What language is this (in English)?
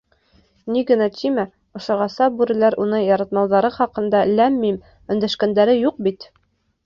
Bashkir